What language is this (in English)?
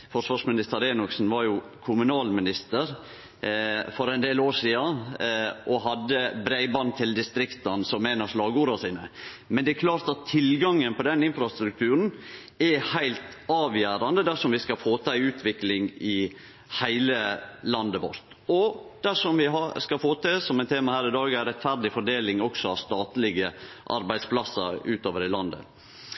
Norwegian Nynorsk